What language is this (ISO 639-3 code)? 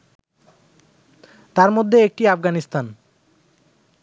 ben